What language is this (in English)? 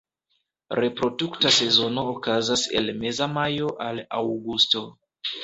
Esperanto